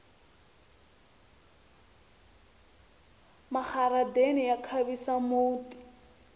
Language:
Tsonga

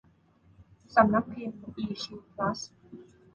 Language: Thai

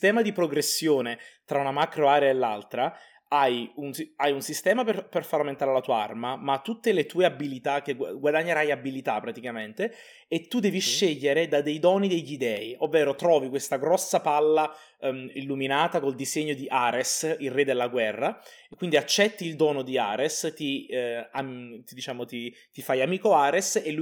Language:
Italian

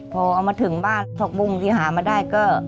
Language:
Thai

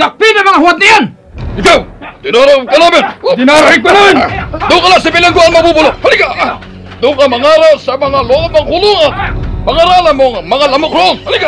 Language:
Filipino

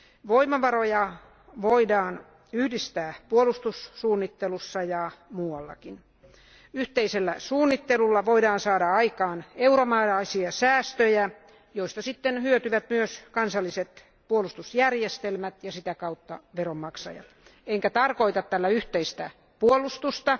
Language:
Finnish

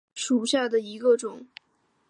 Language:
Chinese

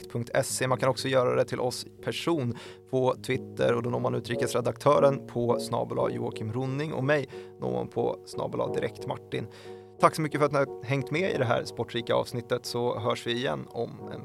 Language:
Swedish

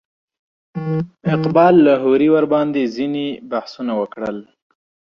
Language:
Pashto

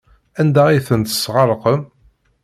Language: Kabyle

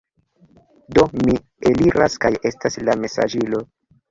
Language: Esperanto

